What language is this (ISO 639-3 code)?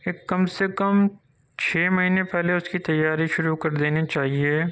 urd